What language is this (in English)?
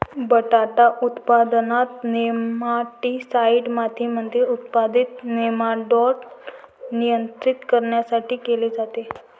Marathi